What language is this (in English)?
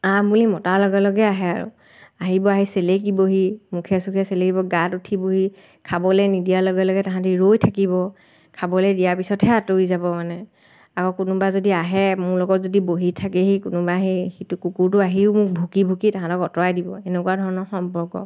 Assamese